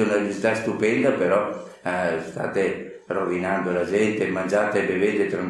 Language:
Italian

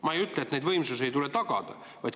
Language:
Estonian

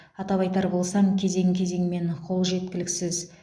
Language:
Kazakh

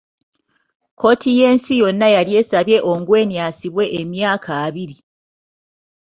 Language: Ganda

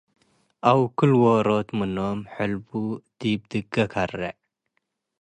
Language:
Tigre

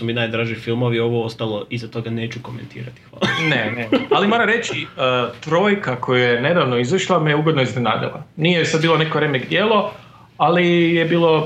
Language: Croatian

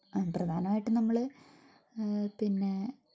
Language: Malayalam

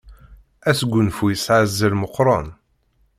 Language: Kabyle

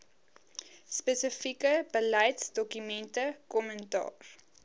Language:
Afrikaans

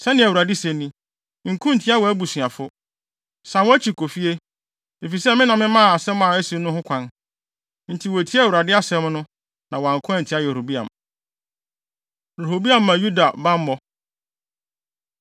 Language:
Akan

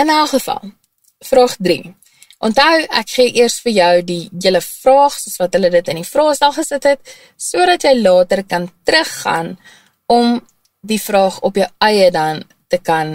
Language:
Dutch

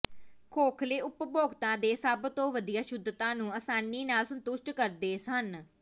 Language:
Punjabi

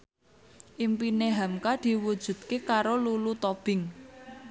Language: Javanese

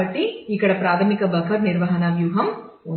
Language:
Telugu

